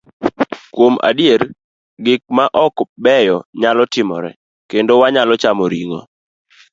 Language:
Luo (Kenya and Tanzania)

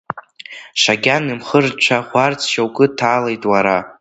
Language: Abkhazian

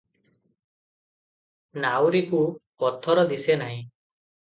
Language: Odia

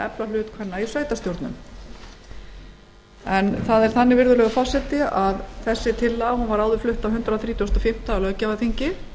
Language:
Icelandic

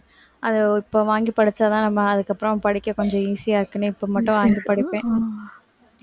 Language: Tamil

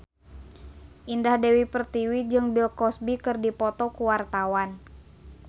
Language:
Sundanese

